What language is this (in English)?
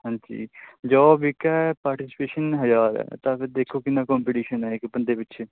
Punjabi